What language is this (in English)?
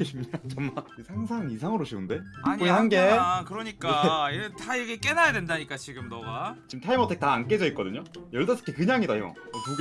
Korean